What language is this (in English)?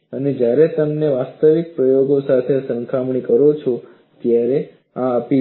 Gujarati